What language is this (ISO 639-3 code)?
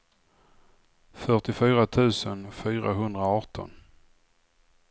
swe